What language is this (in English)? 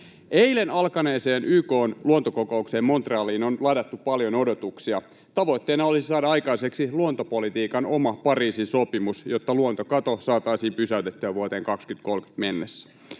Finnish